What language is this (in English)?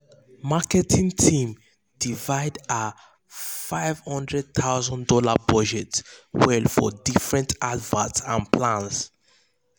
Nigerian Pidgin